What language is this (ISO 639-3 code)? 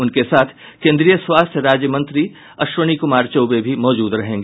hin